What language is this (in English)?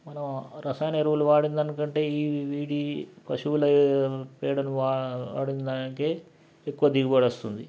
Telugu